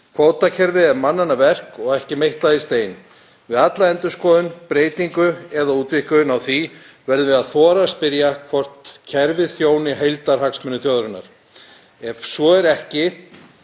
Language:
Icelandic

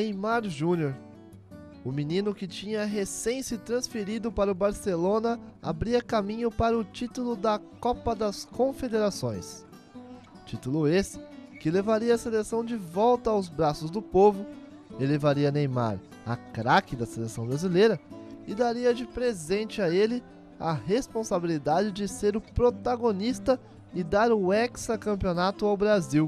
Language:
Portuguese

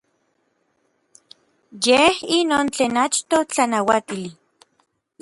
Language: Orizaba Nahuatl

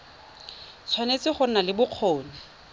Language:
Tswana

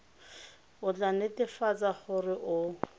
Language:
Tswana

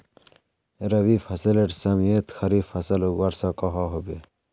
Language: Magahi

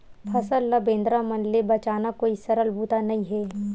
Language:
Chhattisgarhi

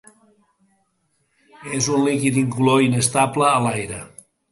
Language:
Catalan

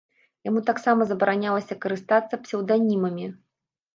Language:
Belarusian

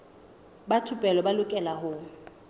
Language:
Southern Sotho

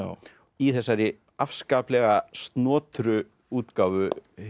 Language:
Icelandic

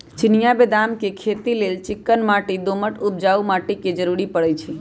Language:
Magahi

